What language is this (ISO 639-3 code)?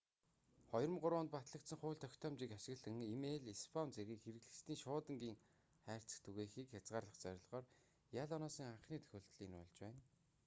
mon